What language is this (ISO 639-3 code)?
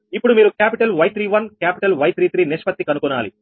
tel